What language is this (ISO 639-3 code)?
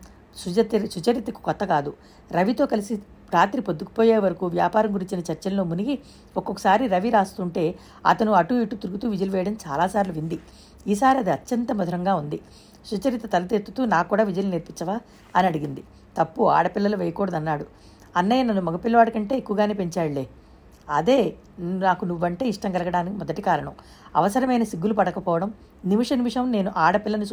tel